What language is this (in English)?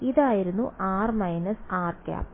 Malayalam